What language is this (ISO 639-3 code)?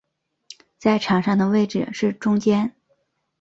zho